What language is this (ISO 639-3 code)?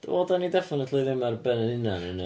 cym